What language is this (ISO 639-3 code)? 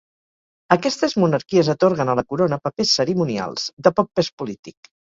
cat